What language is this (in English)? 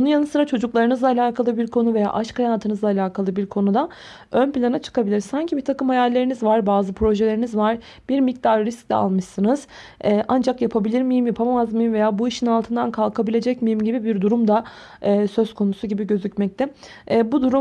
Turkish